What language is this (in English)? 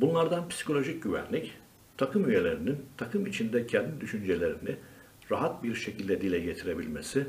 Turkish